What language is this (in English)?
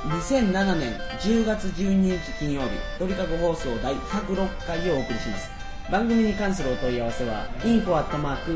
Japanese